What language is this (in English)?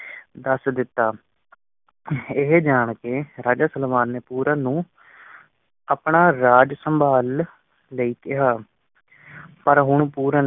Punjabi